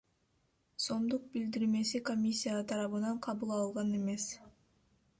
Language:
Kyrgyz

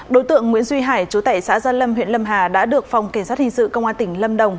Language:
Vietnamese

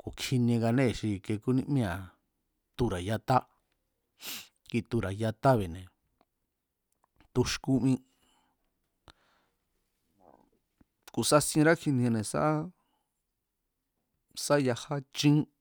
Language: Mazatlán Mazatec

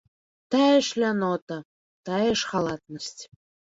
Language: Belarusian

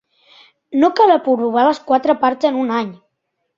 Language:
Catalan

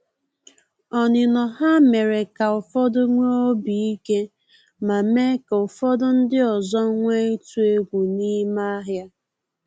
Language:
Igbo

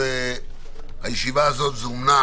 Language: Hebrew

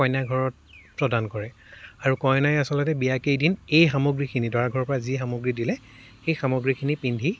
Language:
Assamese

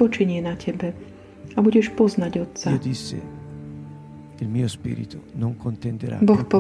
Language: Slovak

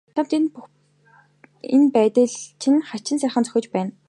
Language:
Mongolian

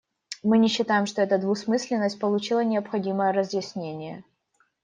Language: Russian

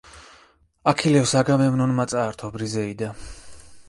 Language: Georgian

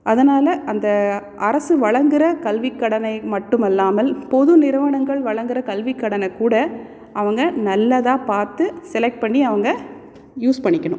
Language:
Tamil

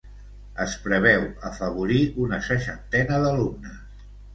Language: Catalan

